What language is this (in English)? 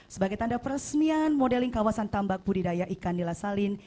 Indonesian